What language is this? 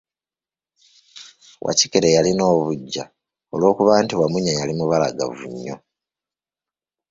Ganda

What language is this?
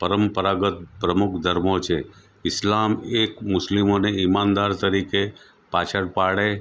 Gujarati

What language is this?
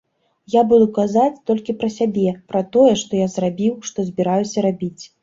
Belarusian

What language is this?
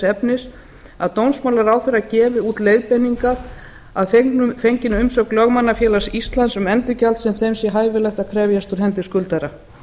Icelandic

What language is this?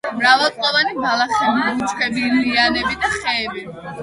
Georgian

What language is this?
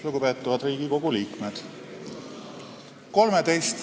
Estonian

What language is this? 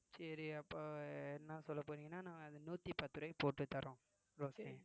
Tamil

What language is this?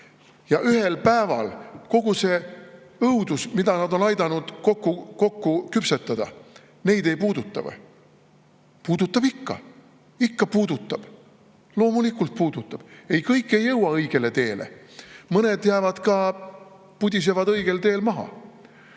Estonian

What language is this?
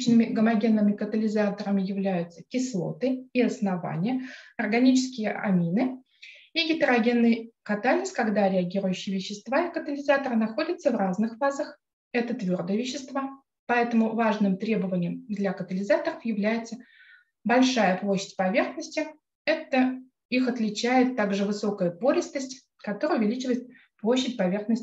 Russian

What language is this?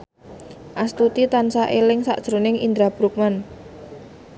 Javanese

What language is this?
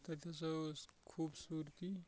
Kashmiri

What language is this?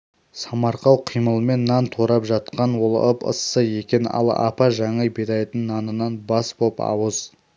Kazakh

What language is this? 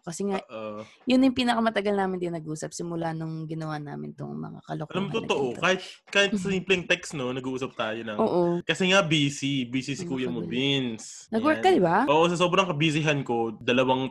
Filipino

